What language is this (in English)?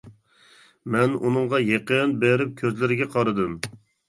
Uyghur